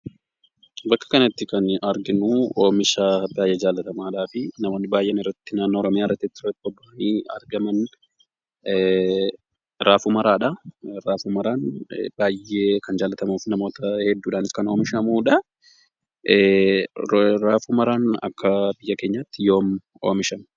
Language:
Oromo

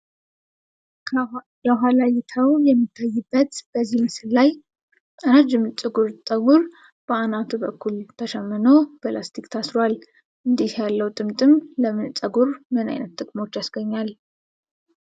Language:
Amharic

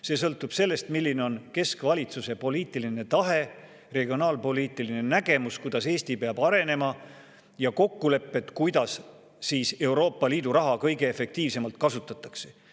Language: Estonian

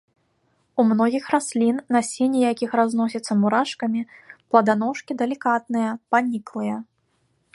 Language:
Belarusian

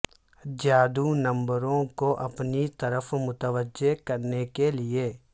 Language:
Urdu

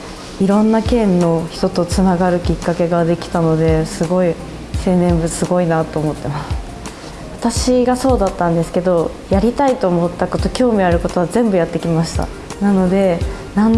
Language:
Japanese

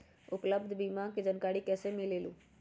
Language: Magahi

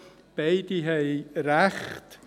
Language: Swiss German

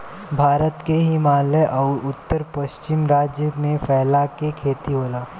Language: Bhojpuri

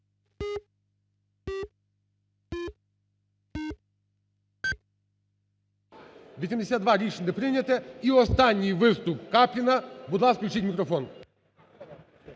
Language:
Ukrainian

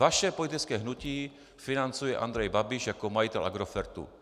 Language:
Czech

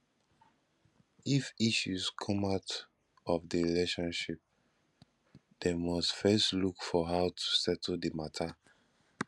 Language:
Nigerian Pidgin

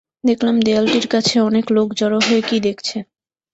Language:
Bangla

